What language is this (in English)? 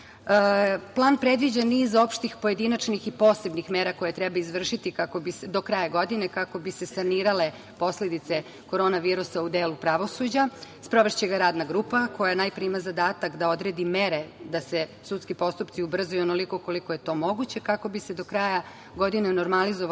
Serbian